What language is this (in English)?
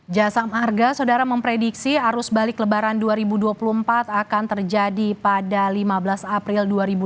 Indonesian